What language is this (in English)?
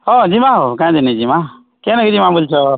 Odia